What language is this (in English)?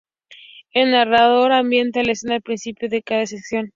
Spanish